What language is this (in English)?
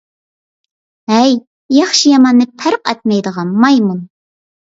Uyghur